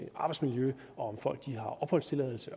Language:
Danish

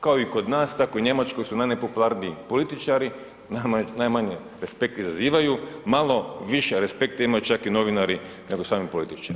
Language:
Croatian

